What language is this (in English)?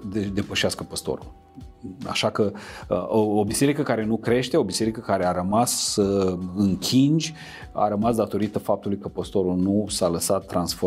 Romanian